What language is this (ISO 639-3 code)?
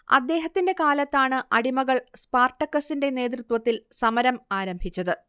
mal